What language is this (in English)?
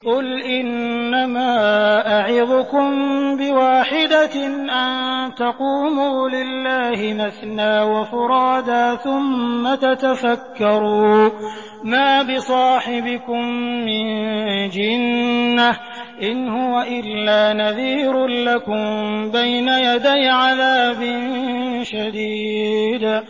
Arabic